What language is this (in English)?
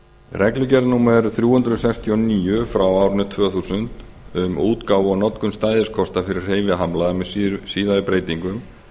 Icelandic